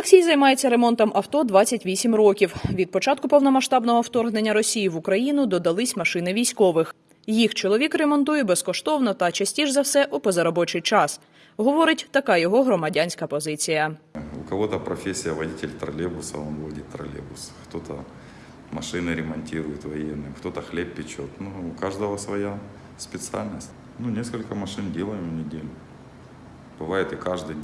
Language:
Ukrainian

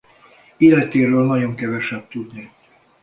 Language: Hungarian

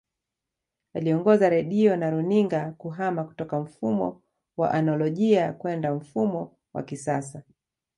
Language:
Swahili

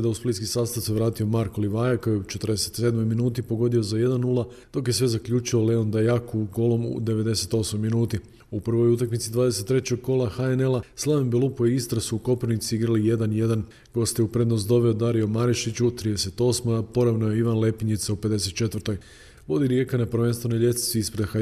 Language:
Croatian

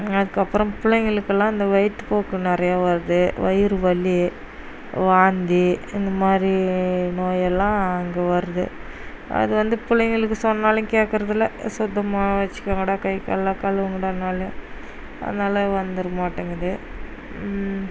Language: Tamil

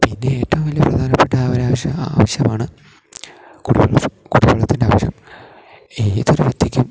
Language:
Malayalam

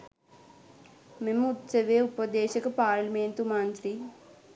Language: Sinhala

